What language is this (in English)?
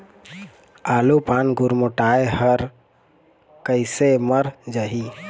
Chhattisgarhi